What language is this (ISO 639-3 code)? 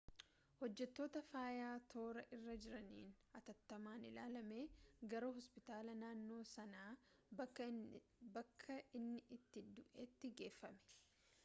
orm